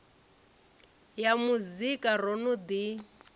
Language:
Venda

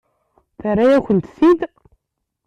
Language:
Kabyle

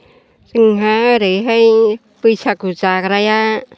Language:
Bodo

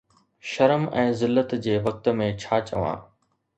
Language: Sindhi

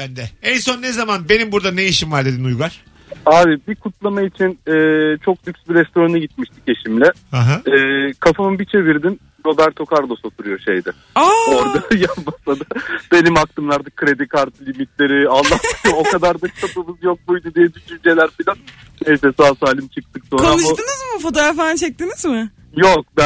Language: Turkish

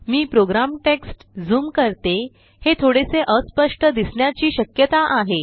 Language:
Marathi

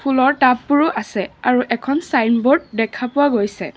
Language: Assamese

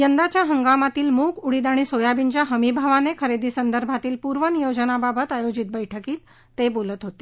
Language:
Marathi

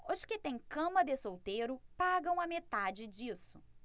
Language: Portuguese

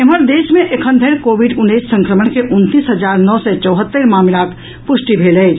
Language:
Maithili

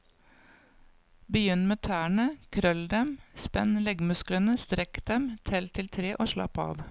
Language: Norwegian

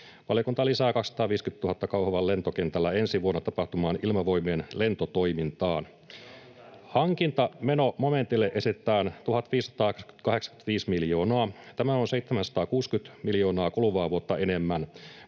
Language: Finnish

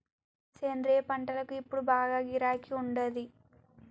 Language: Telugu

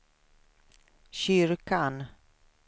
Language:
Swedish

